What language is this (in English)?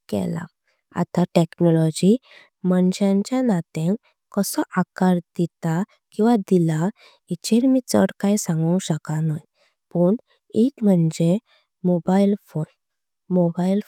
Konkani